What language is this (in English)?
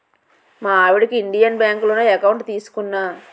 Telugu